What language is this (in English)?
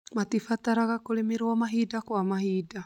Kikuyu